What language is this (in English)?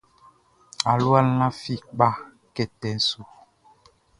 Baoulé